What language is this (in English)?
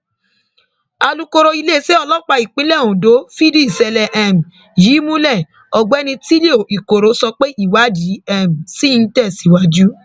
Yoruba